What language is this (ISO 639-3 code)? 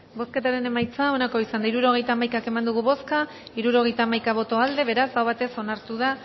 eus